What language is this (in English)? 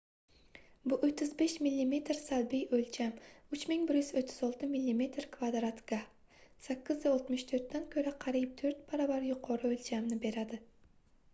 Uzbek